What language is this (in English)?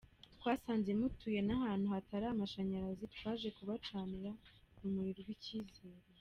Kinyarwanda